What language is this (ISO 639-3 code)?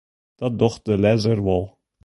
fry